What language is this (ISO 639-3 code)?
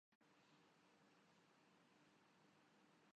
urd